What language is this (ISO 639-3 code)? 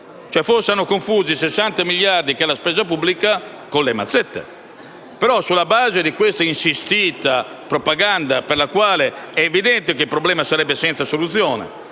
ita